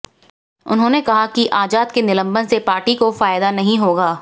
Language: Hindi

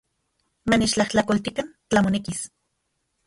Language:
Central Puebla Nahuatl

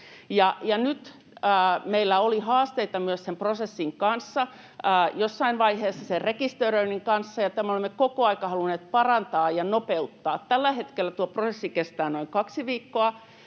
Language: Finnish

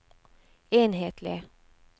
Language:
Norwegian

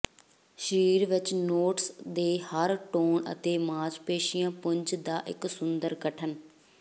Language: Punjabi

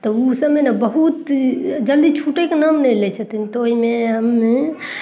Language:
Maithili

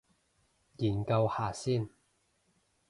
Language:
Cantonese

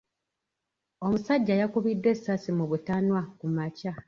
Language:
Ganda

